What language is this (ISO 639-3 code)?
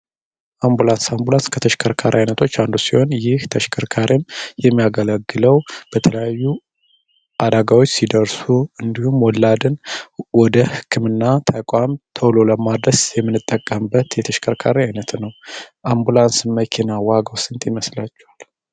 amh